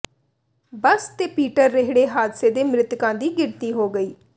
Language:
Punjabi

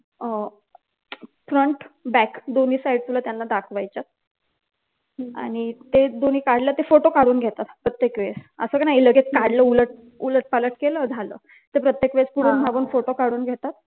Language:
Marathi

